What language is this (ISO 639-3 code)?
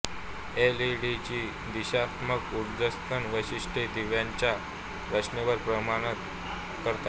mar